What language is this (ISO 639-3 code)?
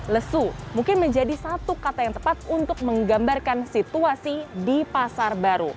ind